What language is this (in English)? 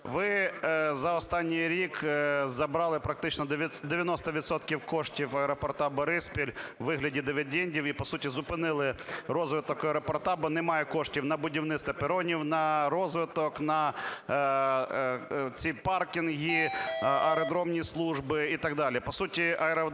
Ukrainian